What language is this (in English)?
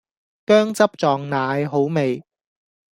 Cantonese